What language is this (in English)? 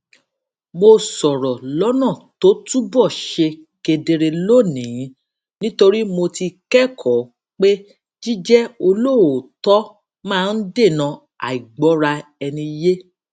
Yoruba